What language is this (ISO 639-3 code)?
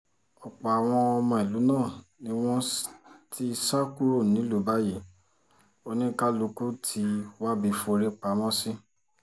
yor